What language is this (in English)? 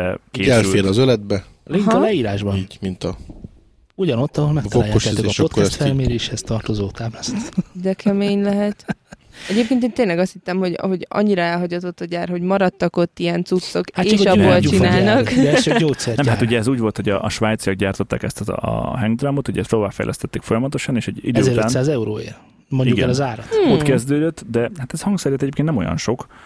Hungarian